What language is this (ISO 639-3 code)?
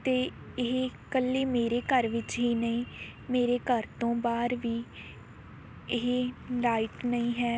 pan